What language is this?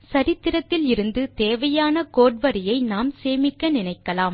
Tamil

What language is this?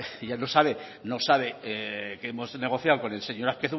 Spanish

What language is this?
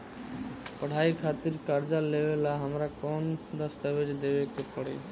Bhojpuri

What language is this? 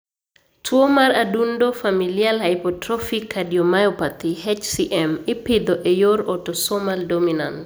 Luo (Kenya and Tanzania)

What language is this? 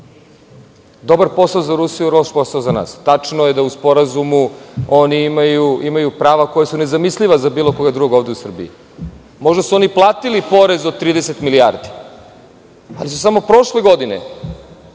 Serbian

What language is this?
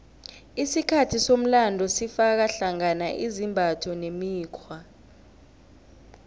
South Ndebele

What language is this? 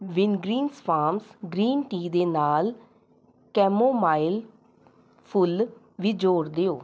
Punjabi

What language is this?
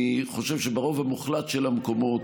Hebrew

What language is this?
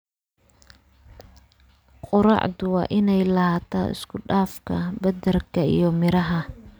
Somali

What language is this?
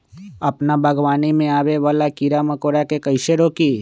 Magahi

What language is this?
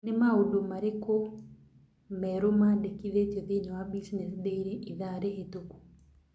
Kikuyu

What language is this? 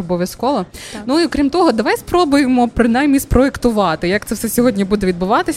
Ukrainian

